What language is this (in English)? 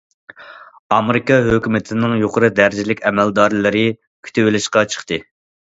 Uyghur